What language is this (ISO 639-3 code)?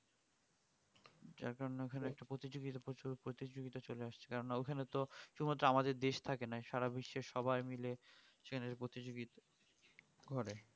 ben